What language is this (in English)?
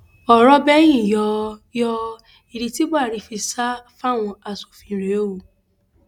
Yoruba